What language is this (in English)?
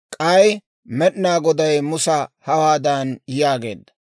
Dawro